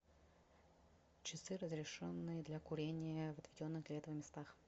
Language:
Russian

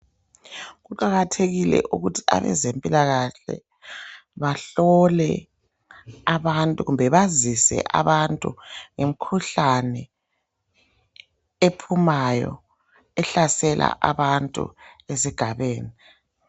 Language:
North Ndebele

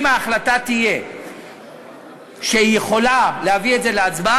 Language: Hebrew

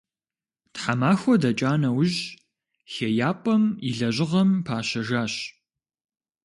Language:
Kabardian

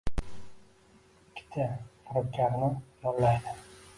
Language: Uzbek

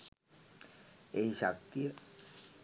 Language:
Sinhala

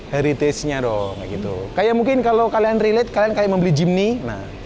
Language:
Indonesian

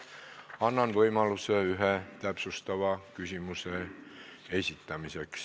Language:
Estonian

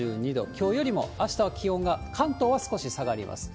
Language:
Japanese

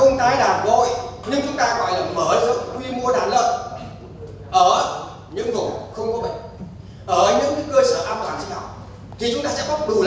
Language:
Vietnamese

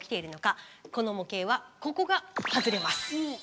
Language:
Japanese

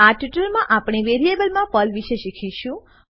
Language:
Gujarati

